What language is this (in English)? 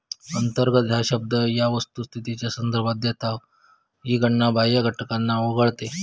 Marathi